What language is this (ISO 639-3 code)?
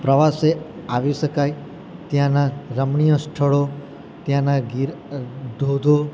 guj